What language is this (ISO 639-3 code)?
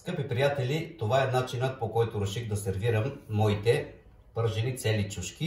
bul